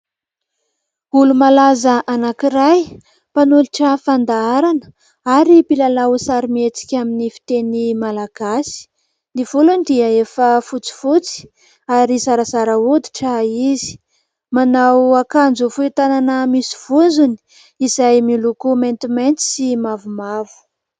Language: Malagasy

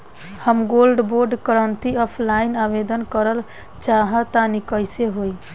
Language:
Bhojpuri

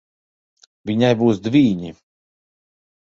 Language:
Latvian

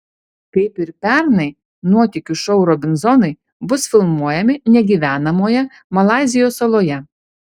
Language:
Lithuanian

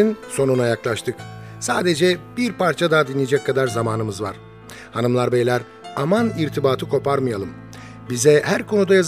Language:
Turkish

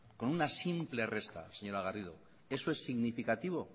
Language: Spanish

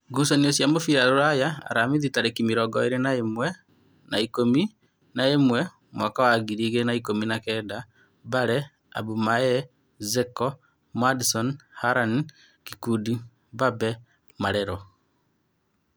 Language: Kikuyu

